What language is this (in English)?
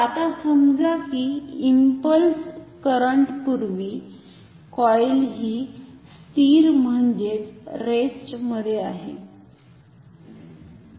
Marathi